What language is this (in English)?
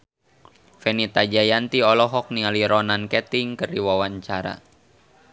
Sundanese